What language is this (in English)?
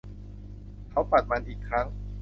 Thai